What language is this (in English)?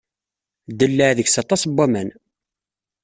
Kabyle